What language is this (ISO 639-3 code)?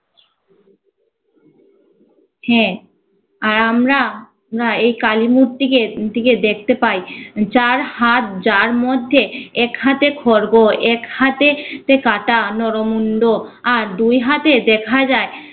ben